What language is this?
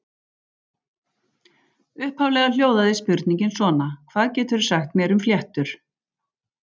Icelandic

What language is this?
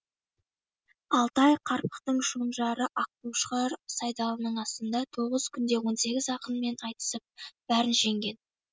Kazakh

